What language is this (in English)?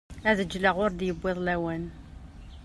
Kabyle